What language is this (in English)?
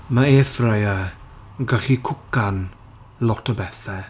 Welsh